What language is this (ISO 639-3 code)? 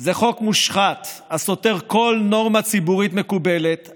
heb